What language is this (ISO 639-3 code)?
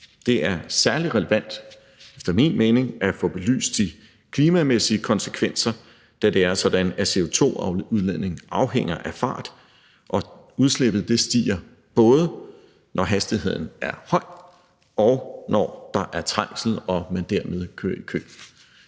dan